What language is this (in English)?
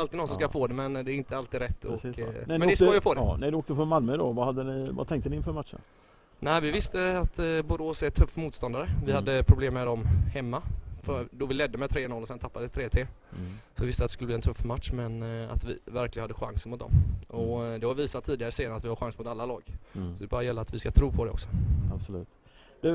Swedish